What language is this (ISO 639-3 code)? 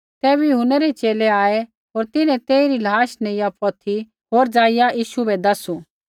kfx